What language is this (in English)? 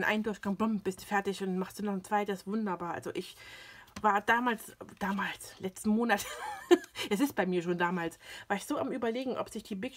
German